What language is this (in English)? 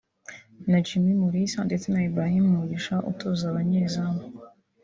Kinyarwanda